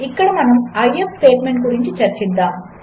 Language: Telugu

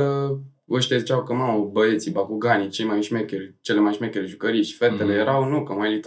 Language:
Romanian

